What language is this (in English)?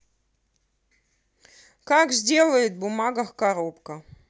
Russian